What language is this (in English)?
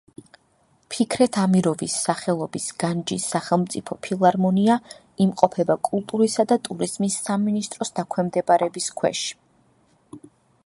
Georgian